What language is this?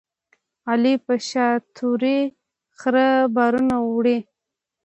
Pashto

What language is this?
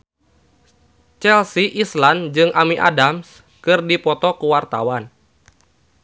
Sundanese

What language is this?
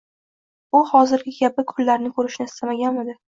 Uzbek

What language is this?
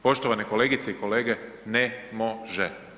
Croatian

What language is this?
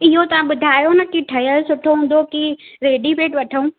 Sindhi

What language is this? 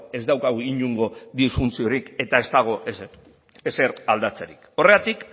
Basque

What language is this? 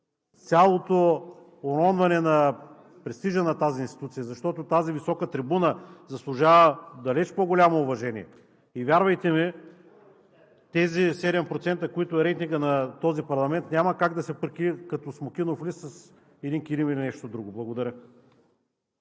Bulgarian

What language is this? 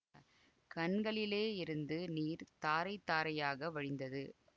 Tamil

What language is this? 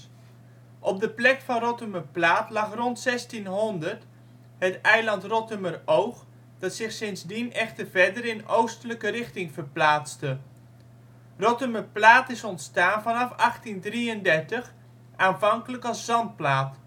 Dutch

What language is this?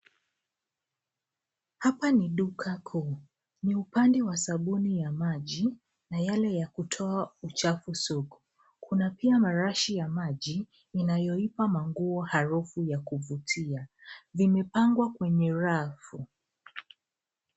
Swahili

